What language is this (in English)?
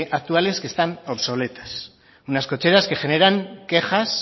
Spanish